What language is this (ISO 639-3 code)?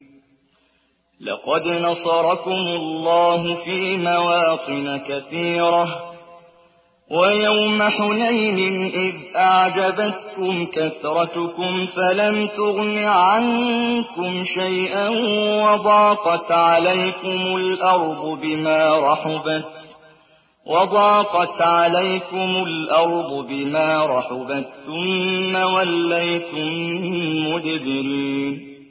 ara